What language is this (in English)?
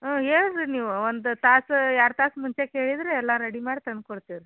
Kannada